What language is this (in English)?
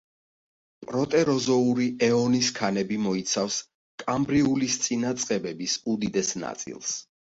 Georgian